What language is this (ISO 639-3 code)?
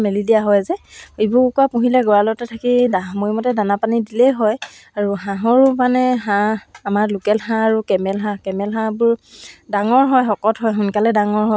asm